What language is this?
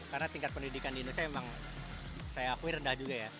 Indonesian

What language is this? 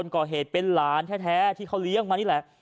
Thai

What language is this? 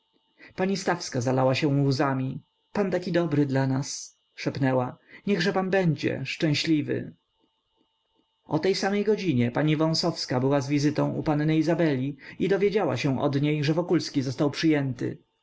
Polish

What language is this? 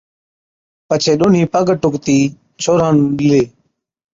Od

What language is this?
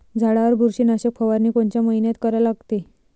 Marathi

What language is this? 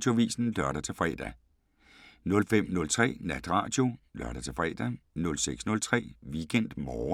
Danish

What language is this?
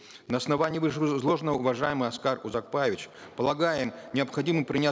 Kazakh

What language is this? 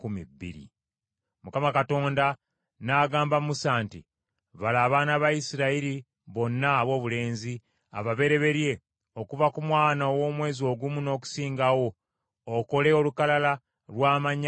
Ganda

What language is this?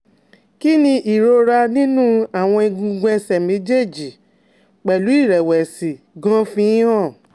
Yoruba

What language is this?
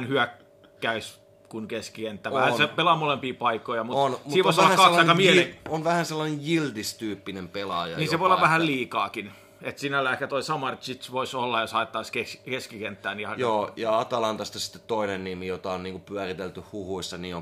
Finnish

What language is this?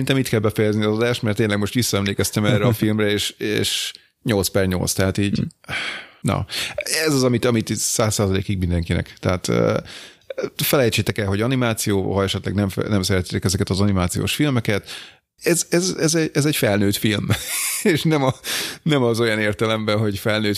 Hungarian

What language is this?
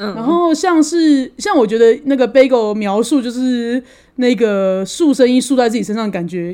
Chinese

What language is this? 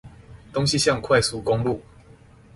Chinese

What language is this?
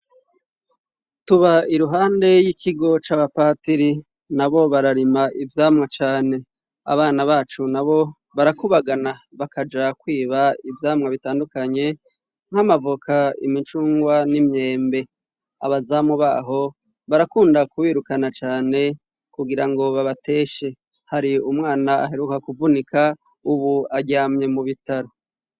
Rundi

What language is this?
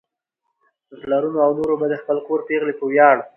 Pashto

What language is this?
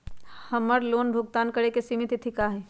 Magahi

